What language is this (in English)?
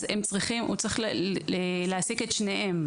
Hebrew